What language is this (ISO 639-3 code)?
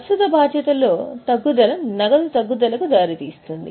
tel